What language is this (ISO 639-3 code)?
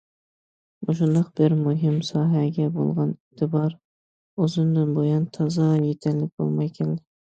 uig